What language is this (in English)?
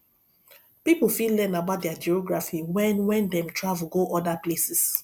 Nigerian Pidgin